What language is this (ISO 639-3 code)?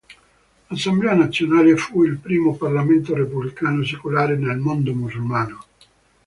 ita